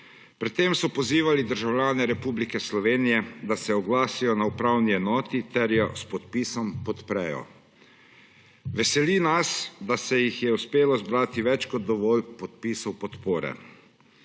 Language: Slovenian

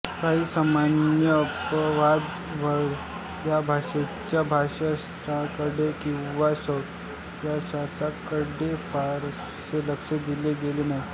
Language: Marathi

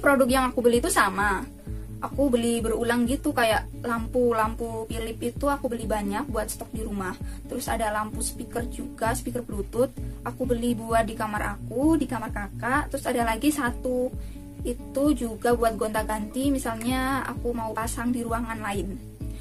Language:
Indonesian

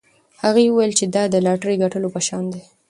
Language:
Pashto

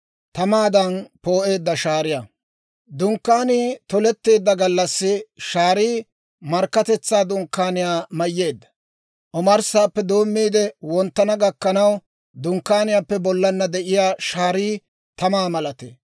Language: Dawro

